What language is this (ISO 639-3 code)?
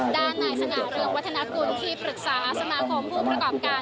tha